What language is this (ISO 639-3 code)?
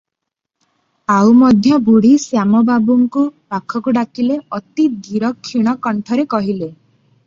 ori